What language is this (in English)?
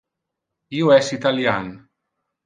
Interlingua